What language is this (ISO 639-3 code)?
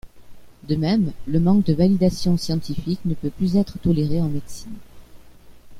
fra